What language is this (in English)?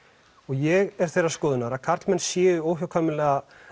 Icelandic